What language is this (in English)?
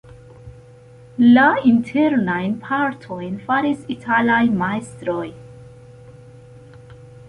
Esperanto